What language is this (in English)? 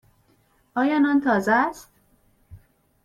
Persian